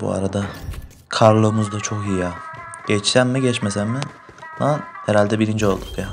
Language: Turkish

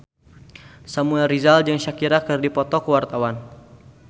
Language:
Sundanese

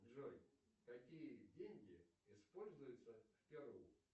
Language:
Russian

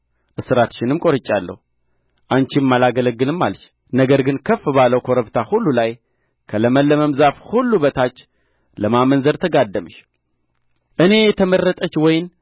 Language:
Amharic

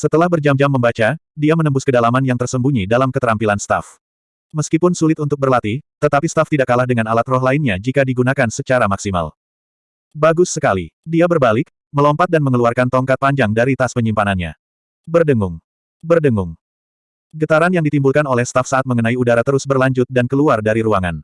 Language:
Indonesian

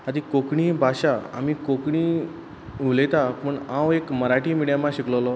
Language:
Konkani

